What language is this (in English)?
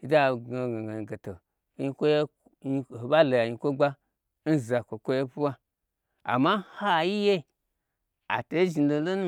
Gbagyi